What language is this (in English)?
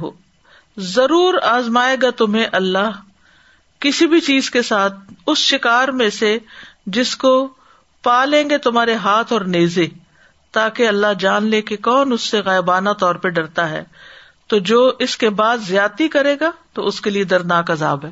Urdu